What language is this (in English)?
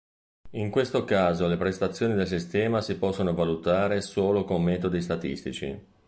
Italian